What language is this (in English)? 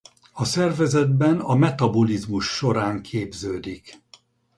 Hungarian